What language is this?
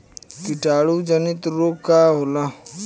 Bhojpuri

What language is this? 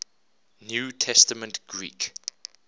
English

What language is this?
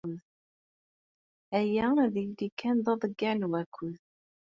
Kabyle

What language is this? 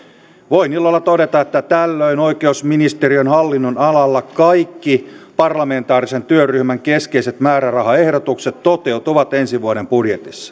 Finnish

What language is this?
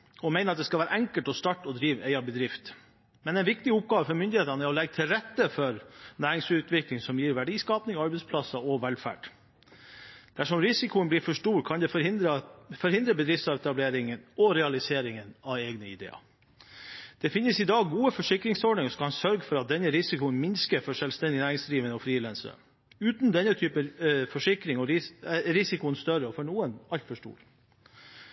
Norwegian Bokmål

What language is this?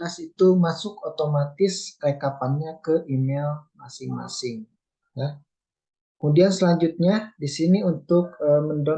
Indonesian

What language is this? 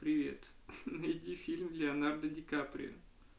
Russian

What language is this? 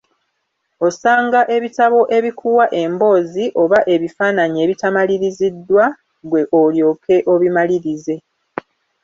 Ganda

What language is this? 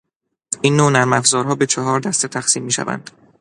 Persian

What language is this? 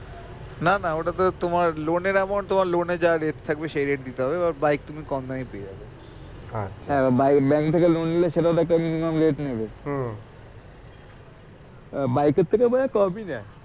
Bangla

